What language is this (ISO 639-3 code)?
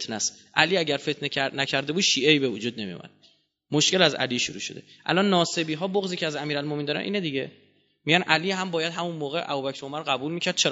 fas